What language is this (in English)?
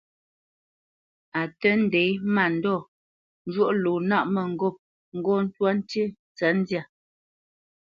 Bamenyam